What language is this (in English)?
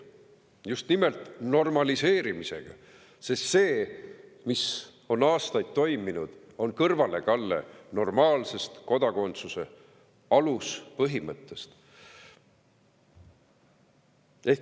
Estonian